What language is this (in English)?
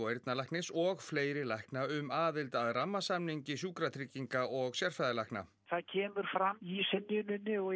Icelandic